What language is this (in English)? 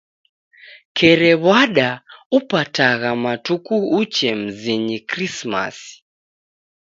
Taita